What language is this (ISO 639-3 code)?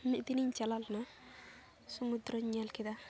sat